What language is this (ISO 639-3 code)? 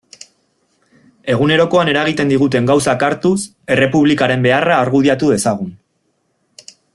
eus